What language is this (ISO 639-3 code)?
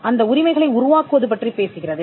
tam